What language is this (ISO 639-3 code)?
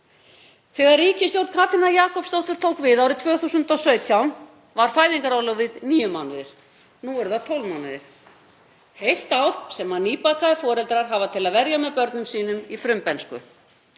isl